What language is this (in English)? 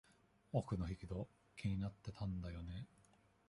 Japanese